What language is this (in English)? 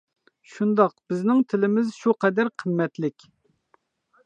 Uyghur